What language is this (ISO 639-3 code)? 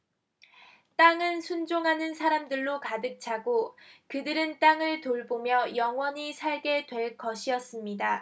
kor